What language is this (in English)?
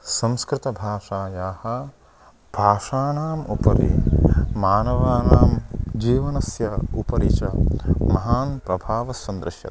Sanskrit